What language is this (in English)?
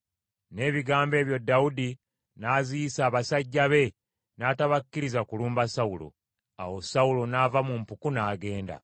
Ganda